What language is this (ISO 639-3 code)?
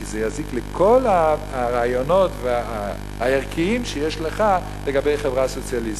heb